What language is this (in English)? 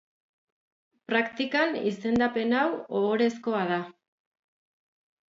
Basque